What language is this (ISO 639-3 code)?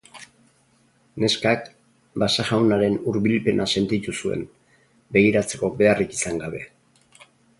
eus